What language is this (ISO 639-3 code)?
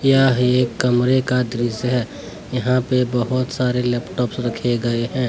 hin